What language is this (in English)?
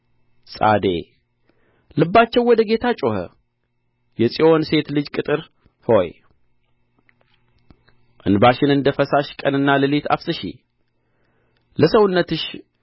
Amharic